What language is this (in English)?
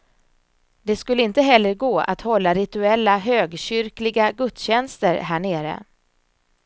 Swedish